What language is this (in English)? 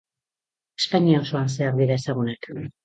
Basque